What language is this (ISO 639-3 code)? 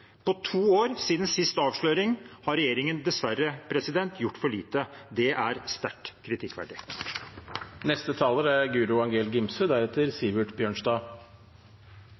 nob